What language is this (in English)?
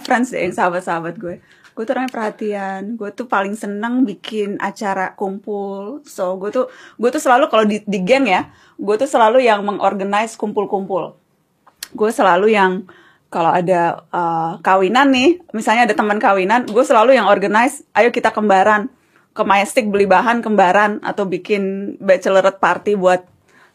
Indonesian